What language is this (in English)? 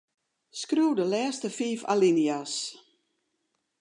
Western Frisian